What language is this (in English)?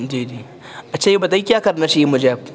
Urdu